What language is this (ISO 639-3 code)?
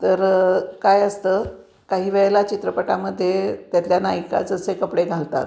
mar